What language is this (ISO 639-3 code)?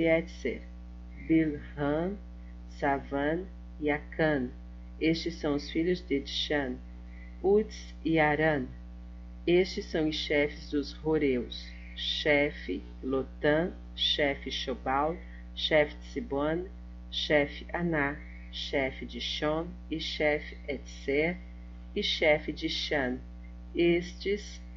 por